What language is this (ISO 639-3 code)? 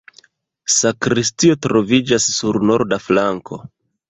epo